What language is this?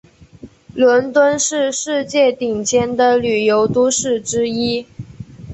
Chinese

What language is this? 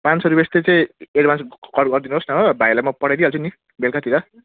Nepali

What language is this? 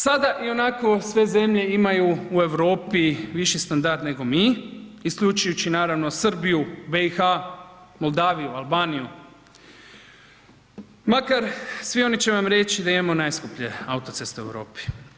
Croatian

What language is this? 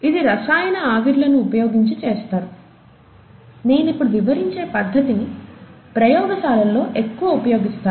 Telugu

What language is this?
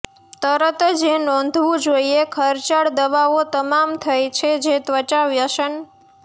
Gujarati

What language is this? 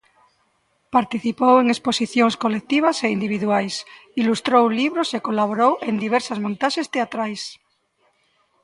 Galician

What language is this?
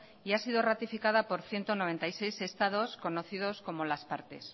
Spanish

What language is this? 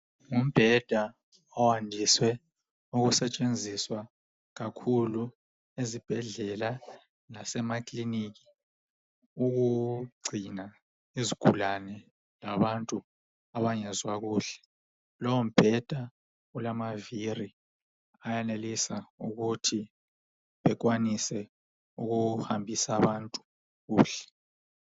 North Ndebele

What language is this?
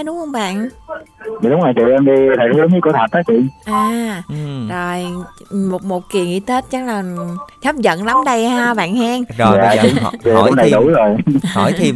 Vietnamese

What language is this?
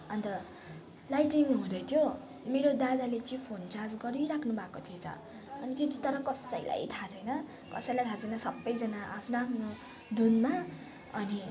Nepali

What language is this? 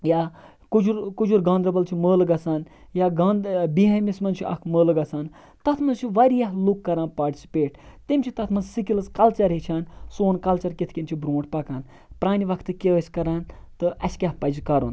Kashmiri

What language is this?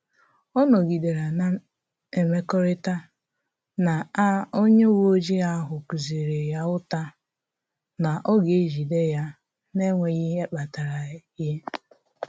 Igbo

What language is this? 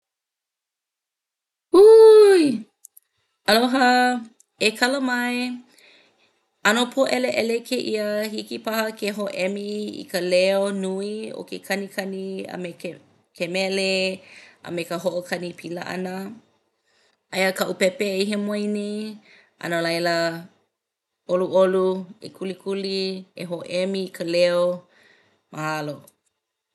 Hawaiian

